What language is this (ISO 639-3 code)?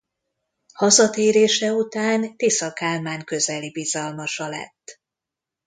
hun